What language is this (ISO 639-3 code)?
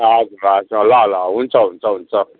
nep